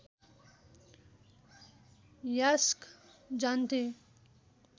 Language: Nepali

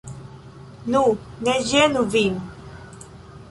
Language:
Esperanto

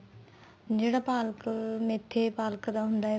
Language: Punjabi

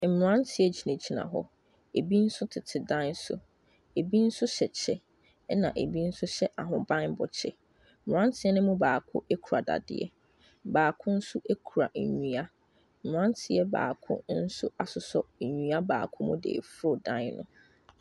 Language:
Akan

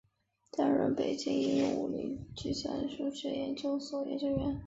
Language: Chinese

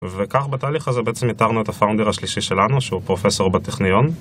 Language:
Hebrew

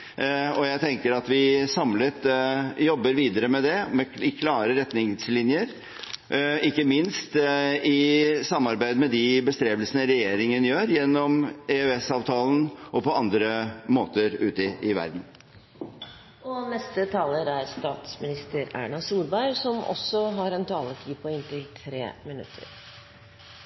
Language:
Norwegian Bokmål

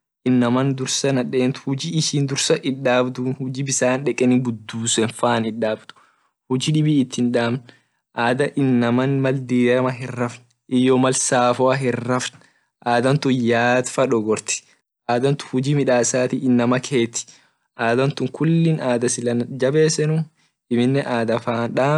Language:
Orma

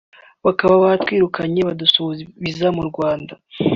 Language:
Kinyarwanda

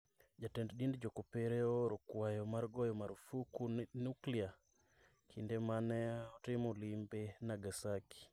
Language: Luo (Kenya and Tanzania)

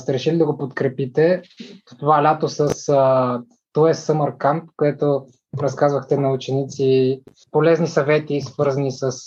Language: Bulgarian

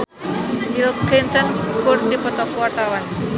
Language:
Sundanese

